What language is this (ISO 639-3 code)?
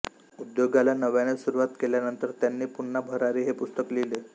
mar